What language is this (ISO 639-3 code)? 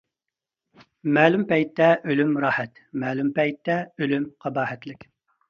uig